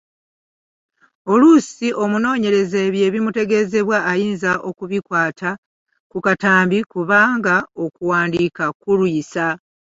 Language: Ganda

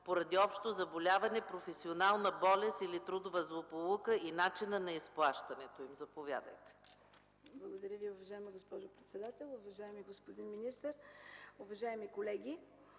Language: Bulgarian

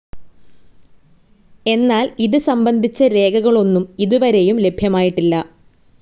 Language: Malayalam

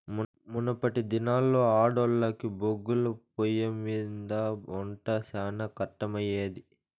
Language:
Telugu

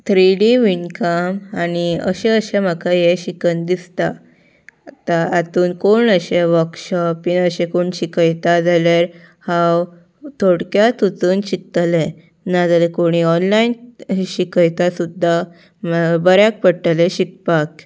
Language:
Konkani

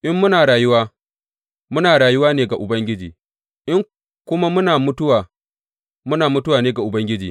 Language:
Hausa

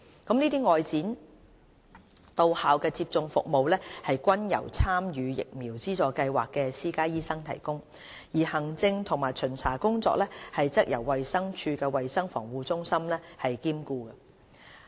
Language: Cantonese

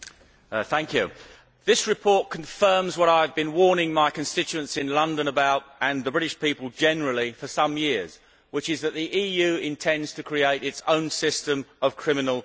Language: English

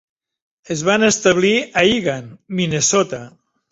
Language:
Catalan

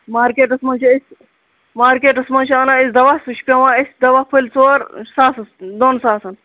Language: Kashmiri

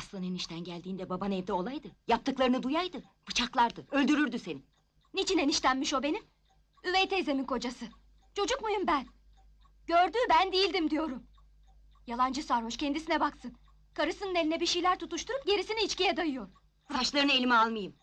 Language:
Turkish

